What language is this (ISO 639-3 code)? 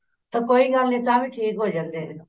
pan